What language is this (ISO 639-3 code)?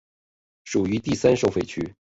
zho